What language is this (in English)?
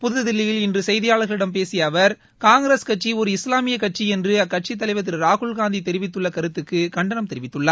Tamil